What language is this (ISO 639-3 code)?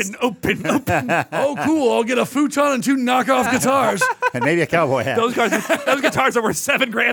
eng